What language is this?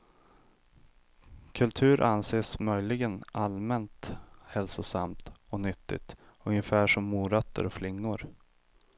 Swedish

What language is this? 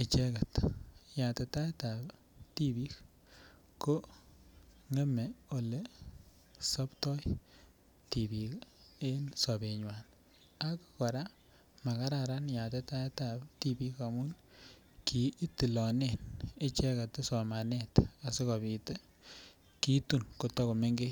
Kalenjin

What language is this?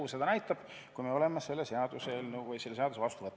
Estonian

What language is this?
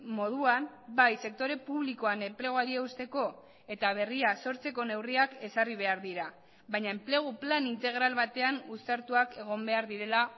Basque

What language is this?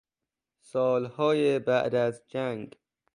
Persian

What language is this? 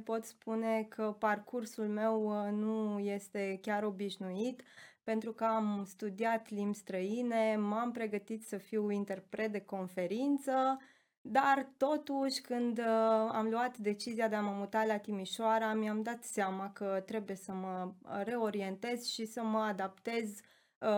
Romanian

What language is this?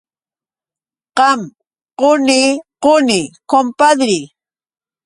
Yauyos Quechua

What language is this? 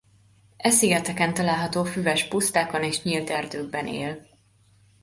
Hungarian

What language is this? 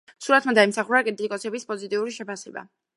Georgian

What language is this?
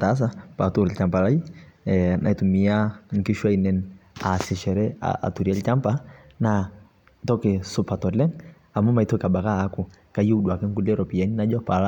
Masai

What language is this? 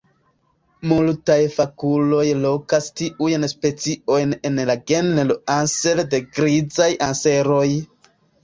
Esperanto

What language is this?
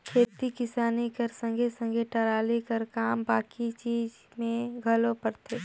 Chhattisgarhi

